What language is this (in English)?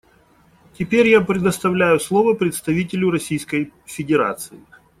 Russian